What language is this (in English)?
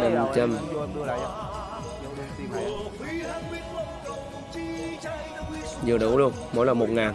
Vietnamese